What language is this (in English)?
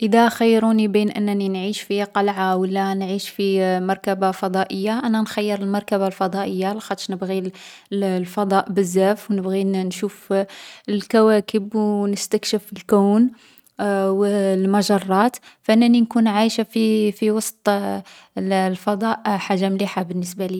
Algerian Arabic